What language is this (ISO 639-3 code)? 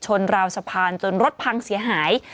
tha